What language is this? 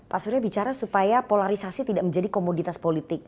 Indonesian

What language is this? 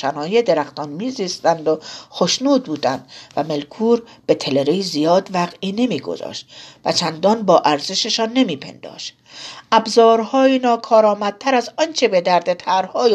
Persian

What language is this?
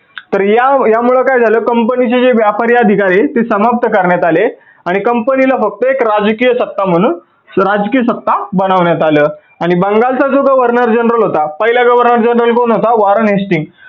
Marathi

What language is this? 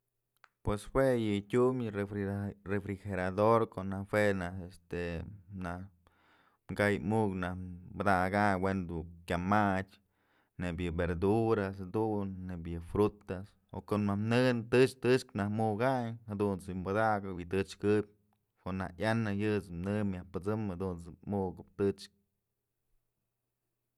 Mazatlán Mixe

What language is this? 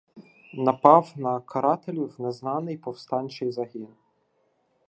Ukrainian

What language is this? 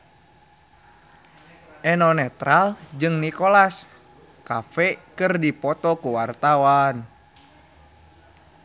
Sundanese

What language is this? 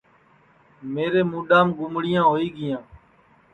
Sansi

